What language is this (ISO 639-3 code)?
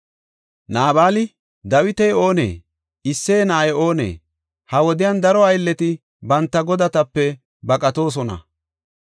gof